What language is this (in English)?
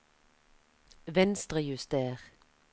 Norwegian